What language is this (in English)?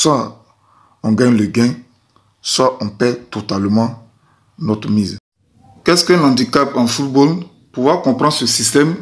French